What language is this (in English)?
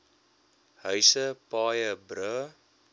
Afrikaans